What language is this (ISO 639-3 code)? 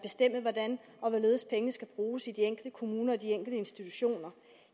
dan